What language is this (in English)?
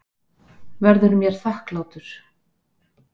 Icelandic